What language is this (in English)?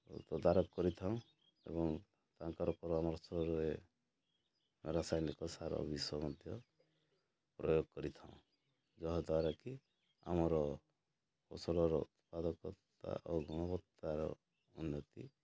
Odia